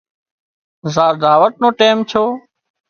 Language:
Wadiyara Koli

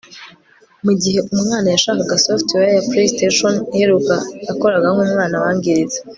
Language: Kinyarwanda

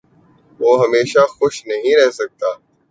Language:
Urdu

